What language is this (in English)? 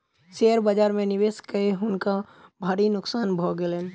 Maithili